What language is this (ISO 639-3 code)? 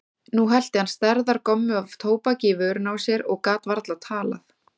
isl